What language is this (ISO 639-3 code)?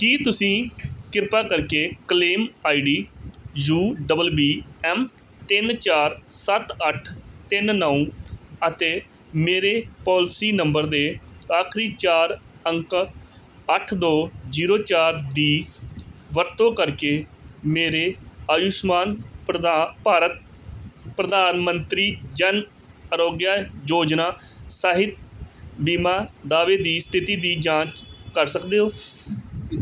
pan